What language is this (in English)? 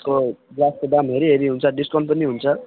Nepali